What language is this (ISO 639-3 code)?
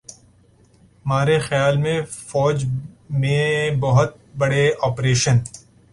urd